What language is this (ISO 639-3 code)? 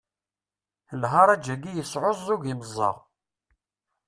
kab